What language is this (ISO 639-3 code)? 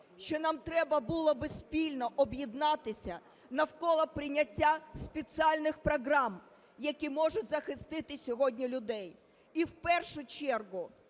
ukr